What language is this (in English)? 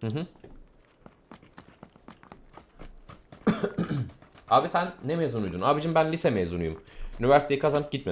Turkish